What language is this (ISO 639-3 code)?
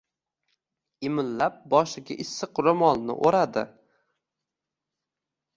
uzb